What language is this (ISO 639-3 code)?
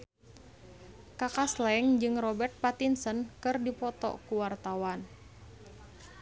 sun